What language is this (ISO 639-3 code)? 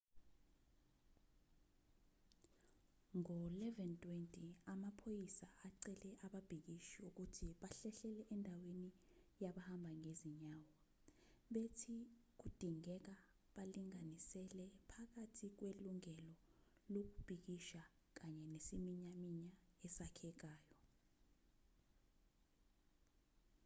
zul